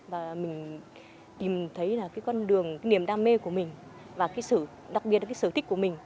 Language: Vietnamese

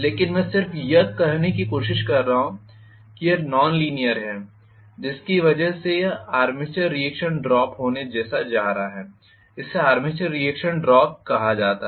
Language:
Hindi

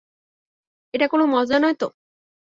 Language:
Bangla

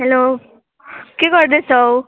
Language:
Nepali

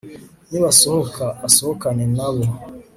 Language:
Kinyarwanda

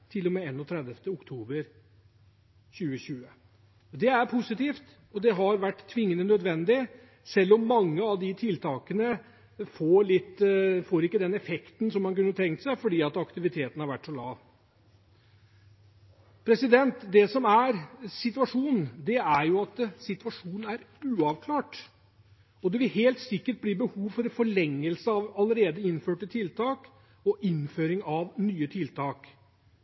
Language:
Norwegian Bokmål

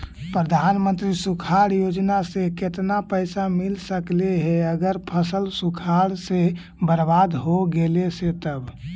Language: Magahi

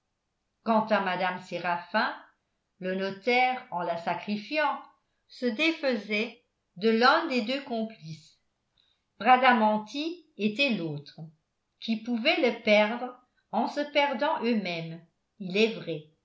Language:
French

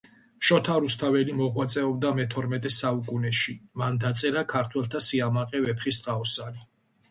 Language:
Georgian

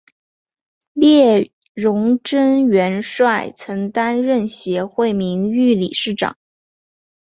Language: Chinese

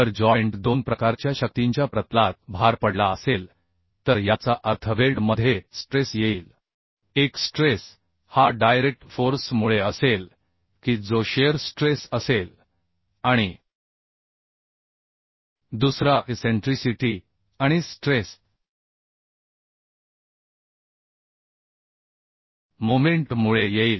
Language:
Marathi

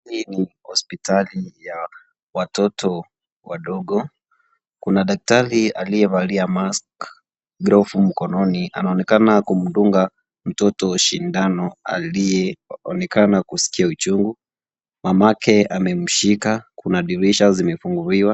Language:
Swahili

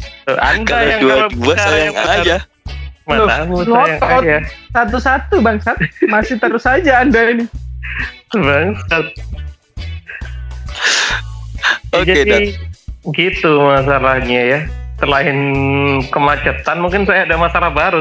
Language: Indonesian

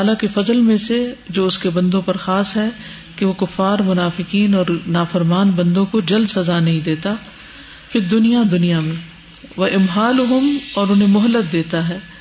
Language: Urdu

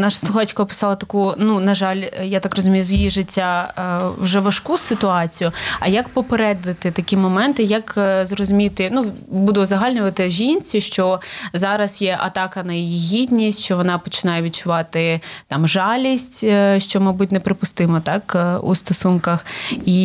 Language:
Ukrainian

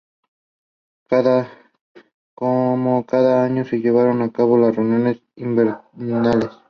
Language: Spanish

